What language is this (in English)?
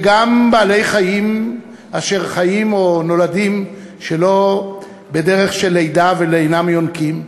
Hebrew